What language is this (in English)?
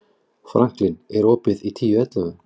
Icelandic